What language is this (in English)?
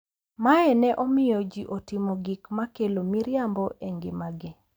Luo (Kenya and Tanzania)